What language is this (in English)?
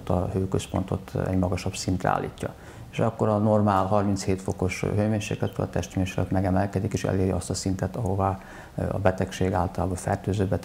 Hungarian